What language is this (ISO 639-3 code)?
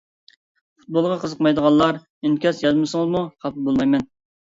uig